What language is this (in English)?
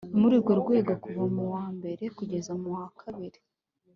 Kinyarwanda